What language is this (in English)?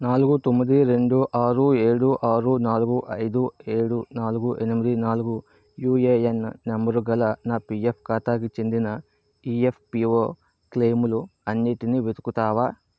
Telugu